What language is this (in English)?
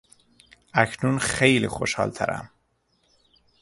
Persian